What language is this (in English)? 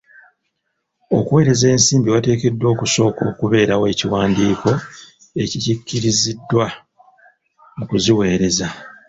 Ganda